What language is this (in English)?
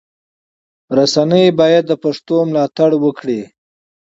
Pashto